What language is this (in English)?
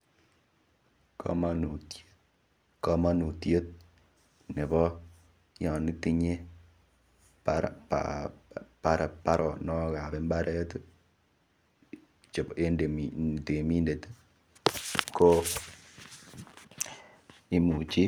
Kalenjin